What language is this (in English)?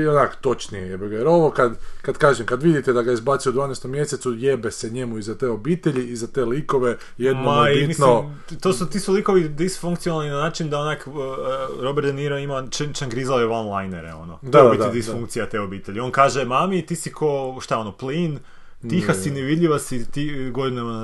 Croatian